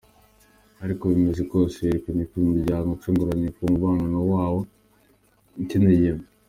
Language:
Kinyarwanda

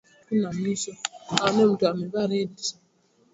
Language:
Swahili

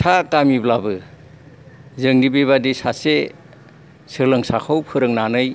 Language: Bodo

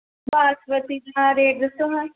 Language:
Punjabi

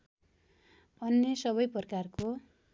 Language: Nepali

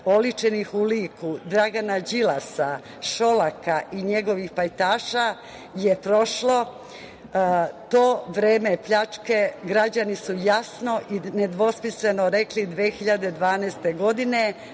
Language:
Serbian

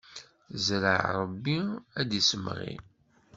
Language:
Kabyle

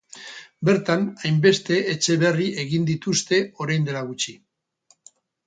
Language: Basque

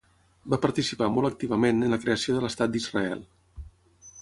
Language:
Catalan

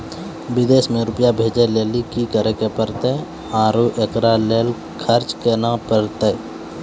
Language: Maithili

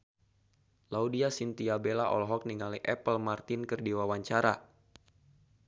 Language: Sundanese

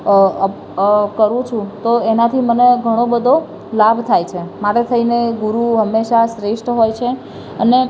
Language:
Gujarati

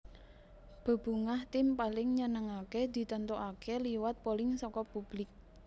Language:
Javanese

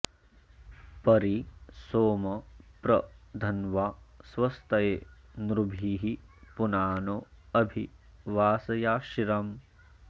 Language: Sanskrit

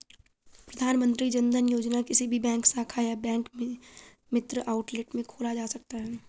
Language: Hindi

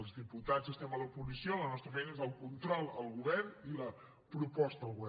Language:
Catalan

